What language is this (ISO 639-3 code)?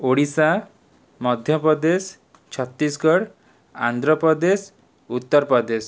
ori